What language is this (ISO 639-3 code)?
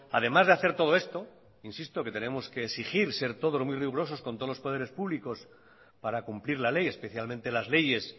spa